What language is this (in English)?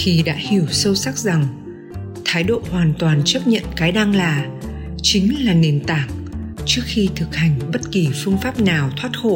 Vietnamese